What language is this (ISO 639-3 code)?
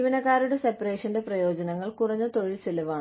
mal